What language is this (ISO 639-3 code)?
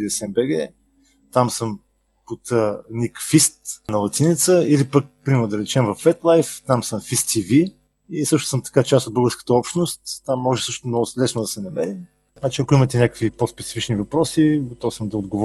bul